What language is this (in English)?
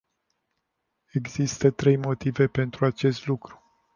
Romanian